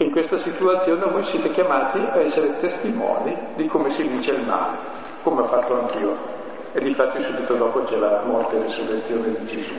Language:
Italian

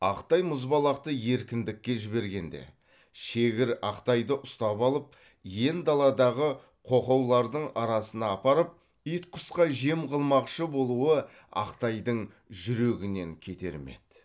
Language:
Kazakh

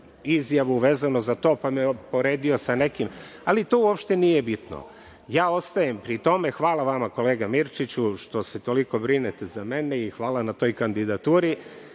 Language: Serbian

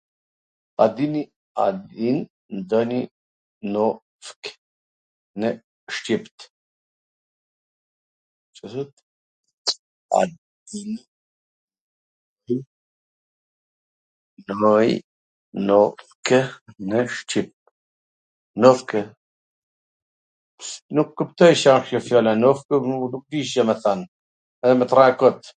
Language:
Gheg Albanian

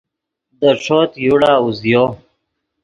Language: Yidgha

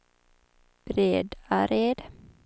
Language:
Swedish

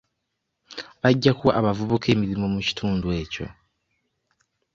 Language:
Ganda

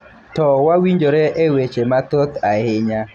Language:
Luo (Kenya and Tanzania)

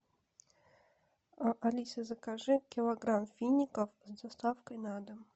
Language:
Russian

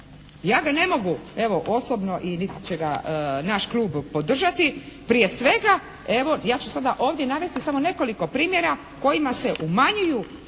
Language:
Croatian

